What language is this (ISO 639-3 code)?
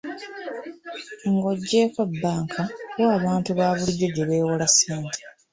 lug